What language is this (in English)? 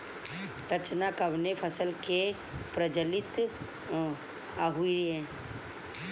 Bhojpuri